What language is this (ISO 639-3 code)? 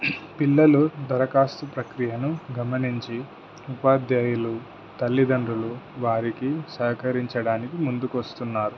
tel